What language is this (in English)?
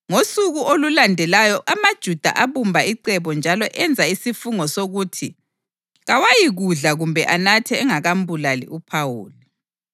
North Ndebele